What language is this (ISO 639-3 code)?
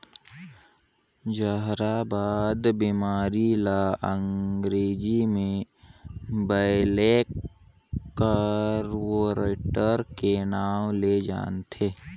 hne